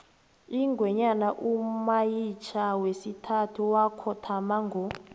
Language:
South Ndebele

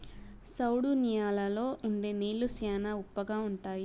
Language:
Telugu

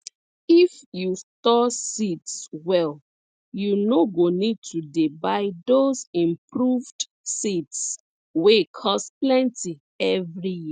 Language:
Nigerian Pidgin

